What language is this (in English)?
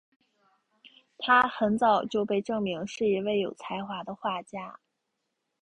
Chinese